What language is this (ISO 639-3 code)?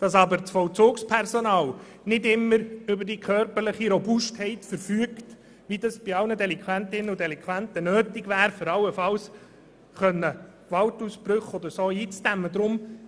gsw